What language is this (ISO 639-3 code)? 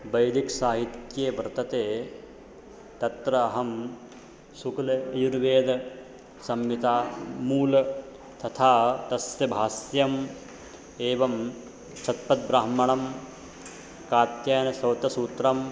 san